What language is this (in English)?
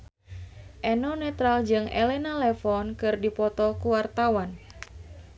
Sundanese